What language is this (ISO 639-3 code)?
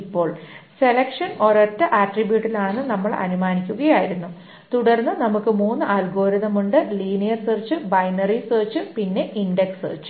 mal